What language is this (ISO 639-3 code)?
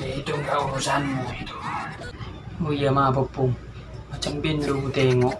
ind